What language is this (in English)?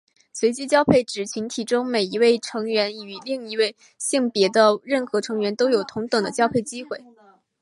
Chinese